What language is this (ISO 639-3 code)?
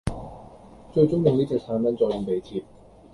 yue